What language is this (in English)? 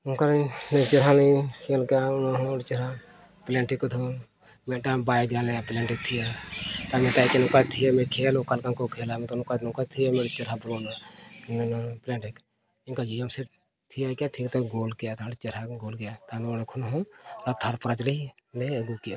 Santali